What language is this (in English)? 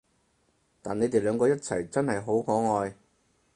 Cantonese